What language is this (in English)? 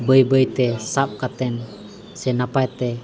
Santali